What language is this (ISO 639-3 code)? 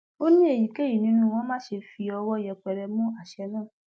yor